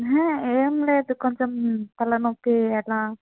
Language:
Telugu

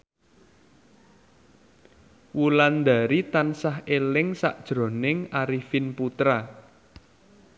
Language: Javanese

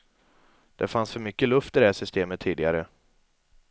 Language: Swedish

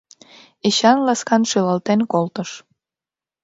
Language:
Mari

